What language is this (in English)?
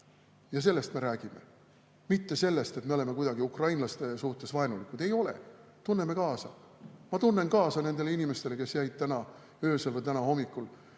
Estonian